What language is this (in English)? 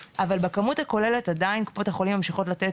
Hebrew